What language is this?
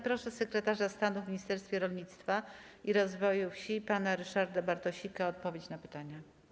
Polish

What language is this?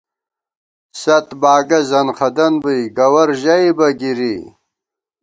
Gawar-Bati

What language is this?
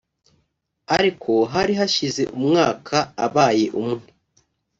Kinyarwanda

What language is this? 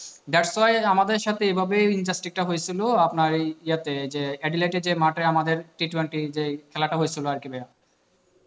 Bangla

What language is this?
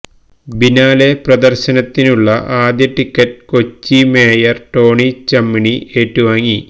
Malayalam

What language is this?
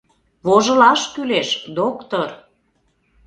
Mari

